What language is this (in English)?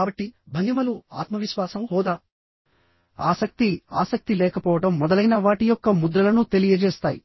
Telugu